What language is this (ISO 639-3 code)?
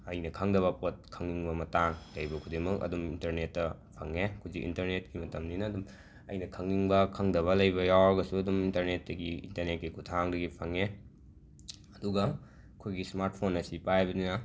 mni